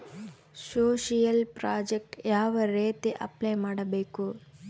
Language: Kannada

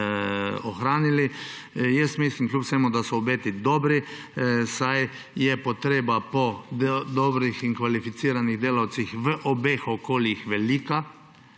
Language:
Slovenian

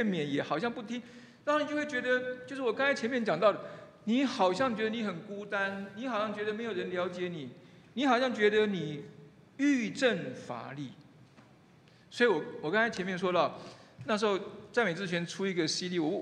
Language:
Chinese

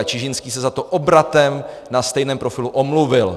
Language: Czech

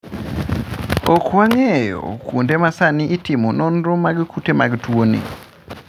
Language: Luo (Kenya and Tanzania)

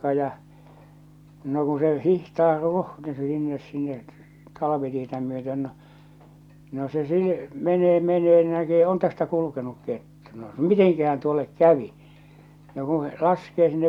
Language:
Finnish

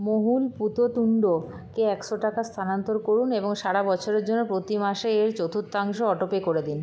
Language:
Bangla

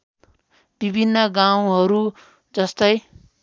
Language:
Nepali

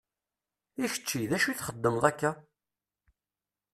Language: Kabyle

